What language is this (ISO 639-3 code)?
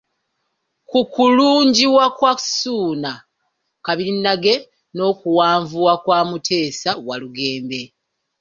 lug